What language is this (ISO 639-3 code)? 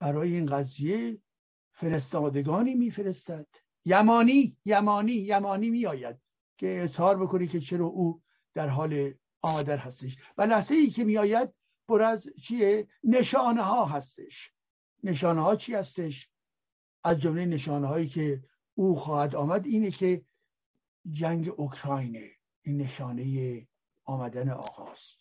fas